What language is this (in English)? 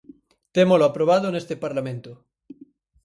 Galician